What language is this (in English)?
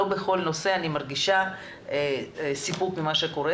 Hebrew